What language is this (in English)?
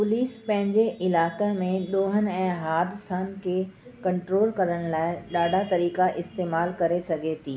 Sindhi